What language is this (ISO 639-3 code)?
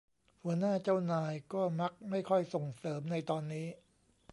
tha